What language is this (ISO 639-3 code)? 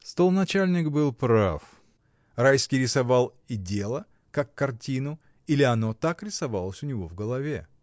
rus